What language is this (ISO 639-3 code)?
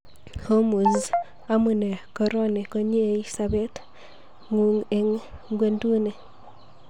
kln